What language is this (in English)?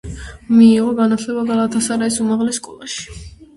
Georgian